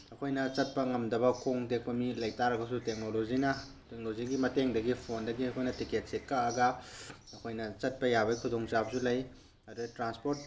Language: Manipuri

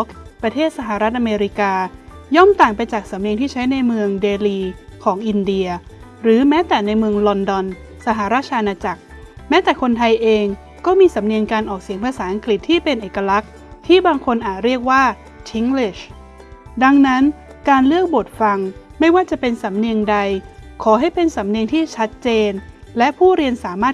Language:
Thai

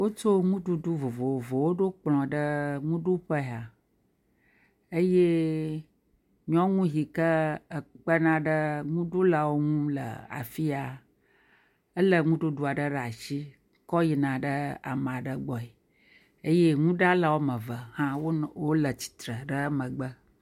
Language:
Ewe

